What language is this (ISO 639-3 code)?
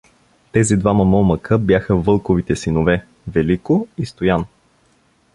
bul